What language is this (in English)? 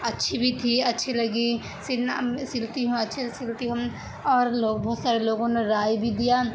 Urdu